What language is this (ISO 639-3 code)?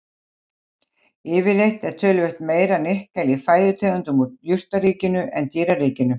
isl